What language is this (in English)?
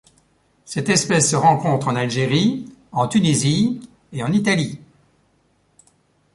French